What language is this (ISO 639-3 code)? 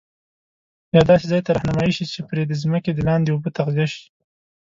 pus